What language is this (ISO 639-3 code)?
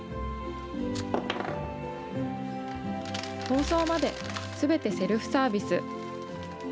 jpn